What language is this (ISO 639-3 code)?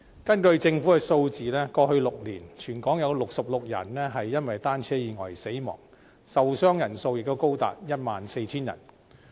yue